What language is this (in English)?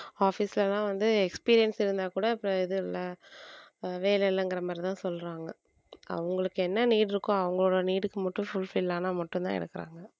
Tamil